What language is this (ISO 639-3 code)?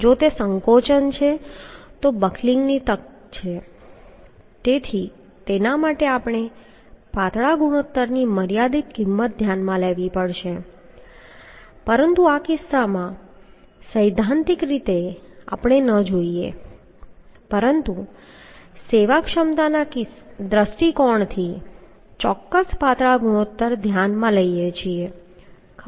guj